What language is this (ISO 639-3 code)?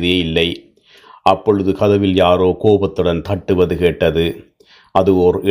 tam